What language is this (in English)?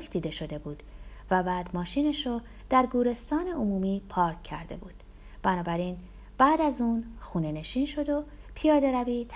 Persian